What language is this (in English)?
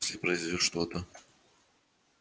Russian